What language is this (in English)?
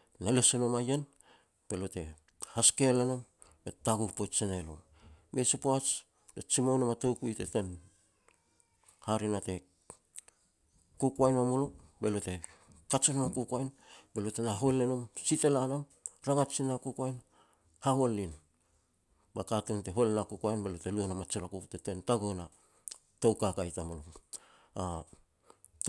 Petats